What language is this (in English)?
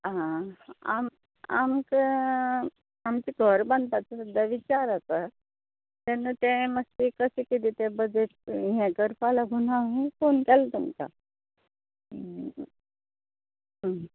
Konkani